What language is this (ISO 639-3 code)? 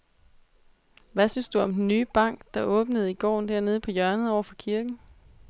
dan